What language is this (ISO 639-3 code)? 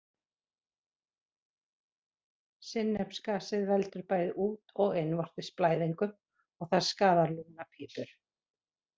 isl